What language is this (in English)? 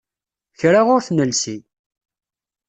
Kabyle